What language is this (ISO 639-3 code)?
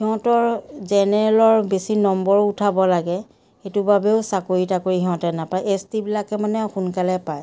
asm